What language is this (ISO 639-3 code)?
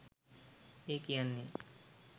sin